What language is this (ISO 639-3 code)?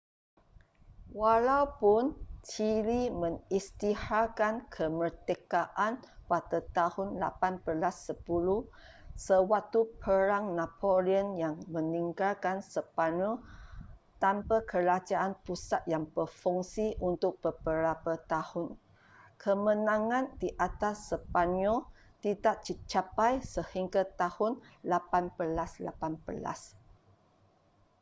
msa